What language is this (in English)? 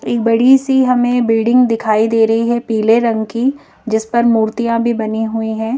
Hindi